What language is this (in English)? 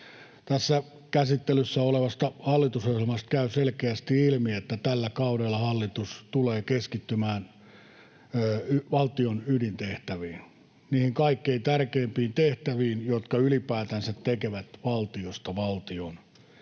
Finnish